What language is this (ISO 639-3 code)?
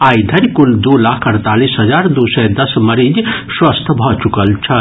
mai